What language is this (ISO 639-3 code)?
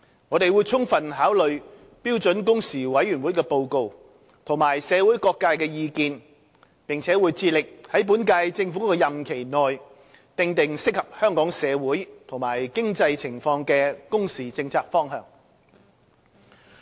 yue